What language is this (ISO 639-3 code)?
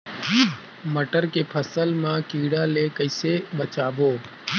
hne